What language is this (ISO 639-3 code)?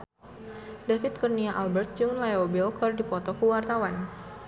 sun